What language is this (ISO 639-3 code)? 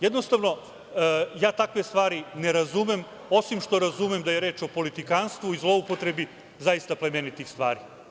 srp